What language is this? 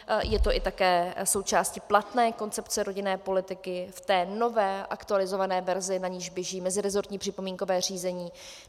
Czech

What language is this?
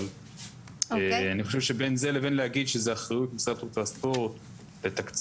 Hebrew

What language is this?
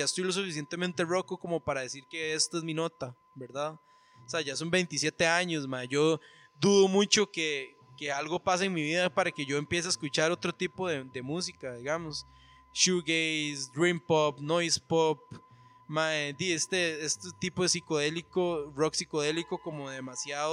Spanish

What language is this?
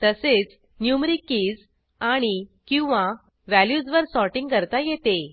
Marathi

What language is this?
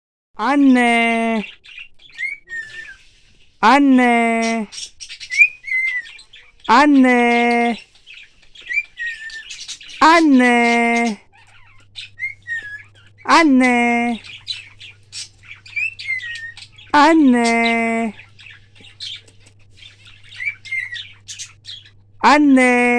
Turkish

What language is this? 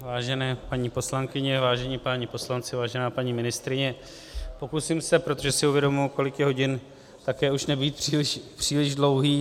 Czech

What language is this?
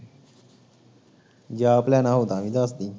Punjabi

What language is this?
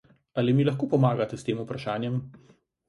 Slovenian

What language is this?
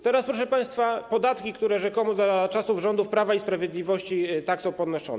Polish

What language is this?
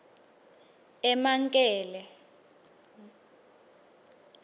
Swati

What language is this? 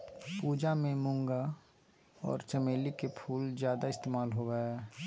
Magahi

